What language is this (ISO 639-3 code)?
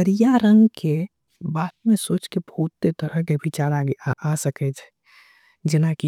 anp